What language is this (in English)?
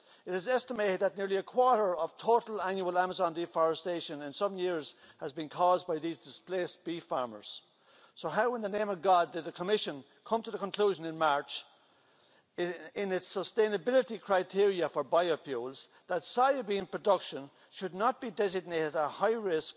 English